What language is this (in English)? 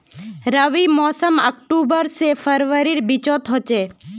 Magahi